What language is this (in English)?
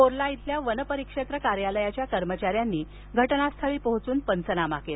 Marathi